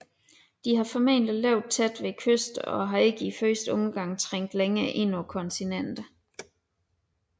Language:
Danish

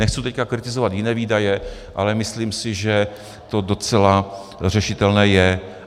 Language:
Czech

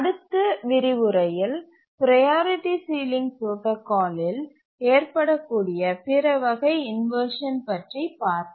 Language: Tamil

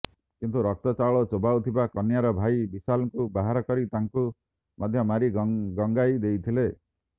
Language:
Odia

